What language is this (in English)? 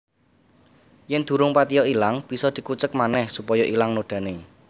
Javanese